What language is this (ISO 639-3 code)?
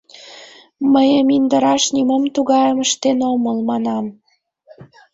chm